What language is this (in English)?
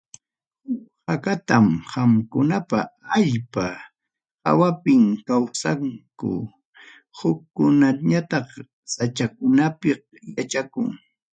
Ayacucho Quechua